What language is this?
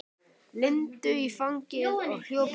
Icelandic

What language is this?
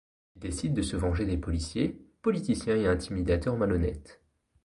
French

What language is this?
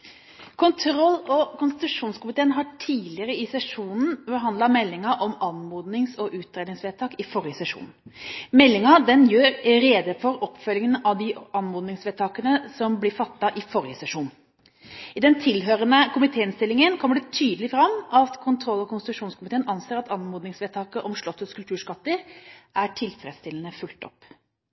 Norwegian Bokmål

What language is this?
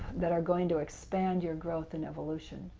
English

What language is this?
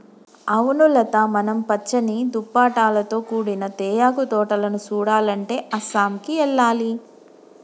Telugu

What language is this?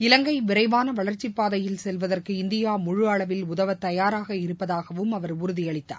Tamil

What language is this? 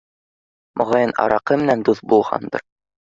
Bashkir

